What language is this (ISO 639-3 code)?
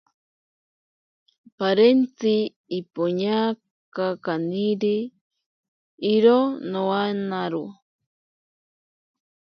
prq